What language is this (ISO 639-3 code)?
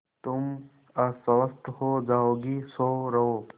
hin